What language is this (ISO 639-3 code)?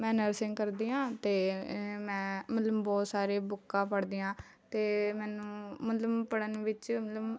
pan